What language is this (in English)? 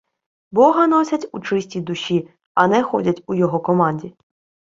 Ukrainian